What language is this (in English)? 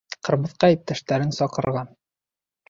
Bashkir